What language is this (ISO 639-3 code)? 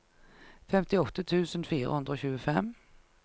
nor